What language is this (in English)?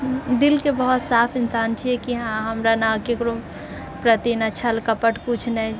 Maithili